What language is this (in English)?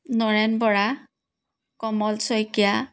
Assamese